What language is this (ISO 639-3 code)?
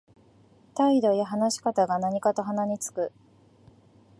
jpn